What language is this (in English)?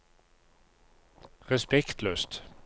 Norwegian